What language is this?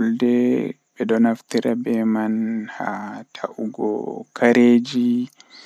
Western Niger Fulfulde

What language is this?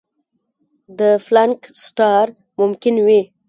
Pashto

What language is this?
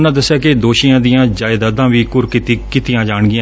Punjabi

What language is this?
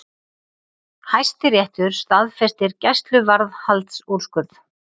Icelandic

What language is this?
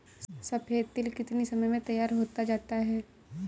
Hindi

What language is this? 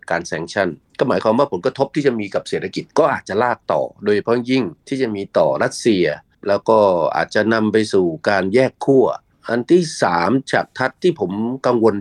Thai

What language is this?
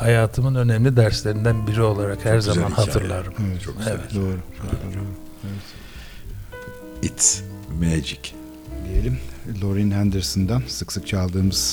Turkish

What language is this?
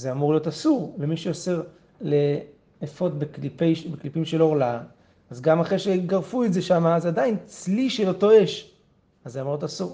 Hebrew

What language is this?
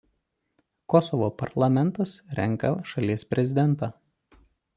Lithuanian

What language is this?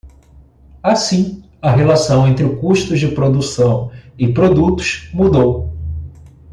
Portuguese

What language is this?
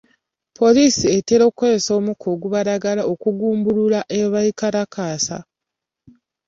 Ganda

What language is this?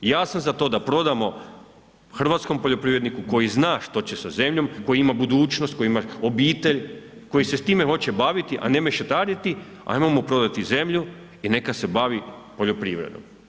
Croatian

